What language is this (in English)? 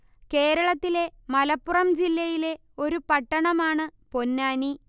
Malayalam